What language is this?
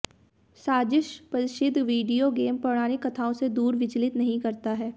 Hindi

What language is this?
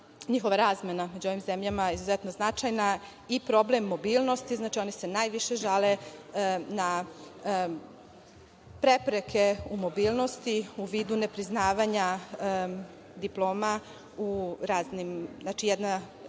Serbian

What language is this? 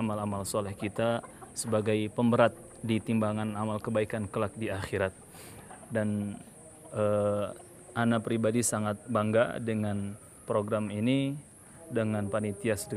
Indonesian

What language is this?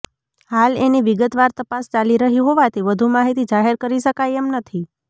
Gujarati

